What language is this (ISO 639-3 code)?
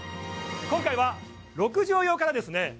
jpn